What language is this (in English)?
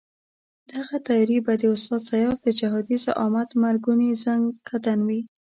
Pashto